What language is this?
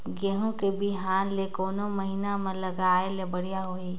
Chhattisgarhi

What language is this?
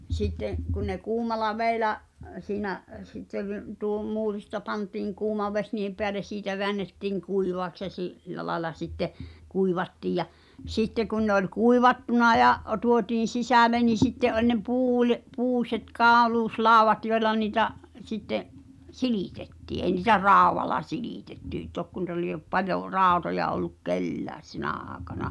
Finnish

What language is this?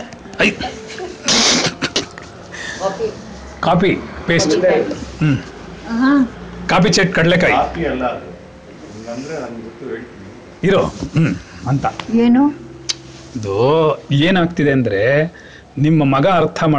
Kannada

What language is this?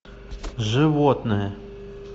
Russian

